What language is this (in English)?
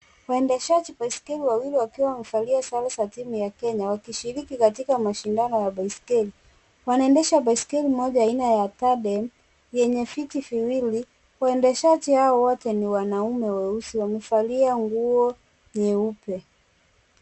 Swahili